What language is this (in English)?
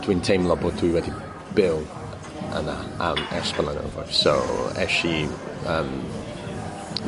Welsh